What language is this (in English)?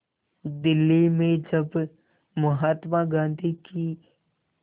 Hindi